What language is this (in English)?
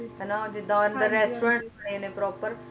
Punjabi